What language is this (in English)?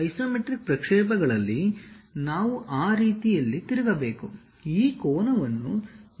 Kannada